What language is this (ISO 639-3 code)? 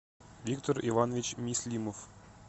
rus